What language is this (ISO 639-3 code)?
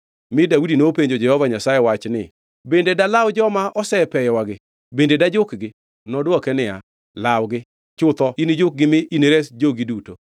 luo